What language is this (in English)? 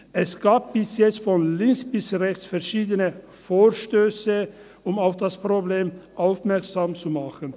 Swiss German